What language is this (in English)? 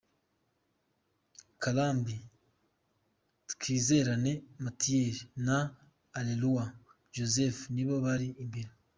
Kinyarwanda